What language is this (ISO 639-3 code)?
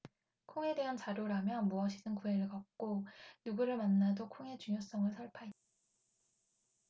kor